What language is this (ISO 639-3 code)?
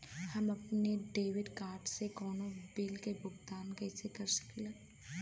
bho